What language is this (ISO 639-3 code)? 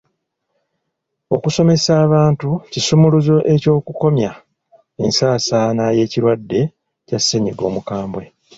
lug